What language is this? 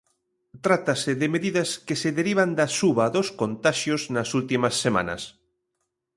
Galician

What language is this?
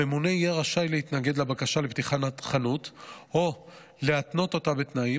Hebrew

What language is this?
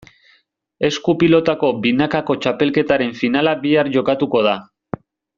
Basque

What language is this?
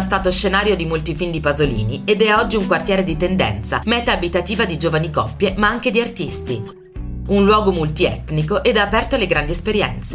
Italian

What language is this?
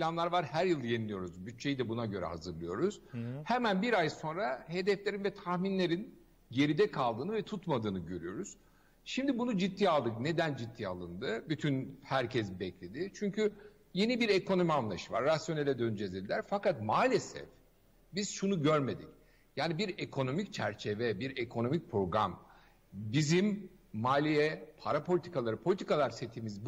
Turkish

